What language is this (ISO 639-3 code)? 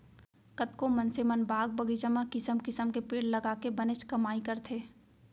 hne